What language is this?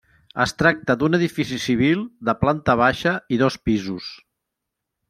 Catalan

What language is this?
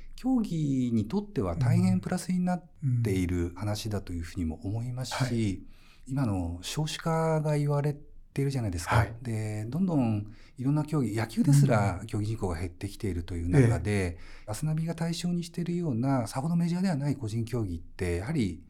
Japanese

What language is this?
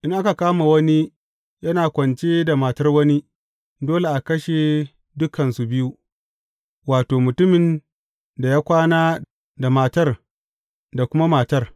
Hausa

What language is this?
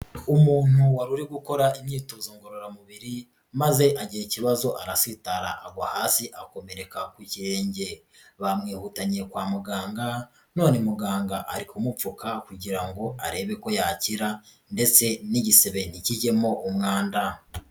Kinyarwanda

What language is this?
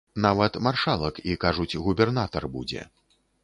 Belarusian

